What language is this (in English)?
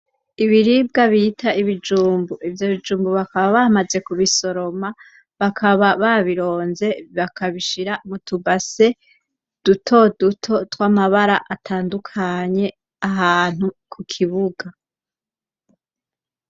Rundi